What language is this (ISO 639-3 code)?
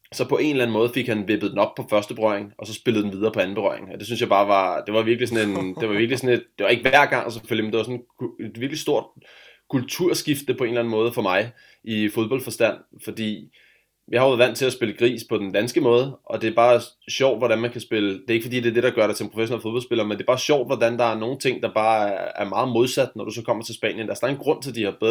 dan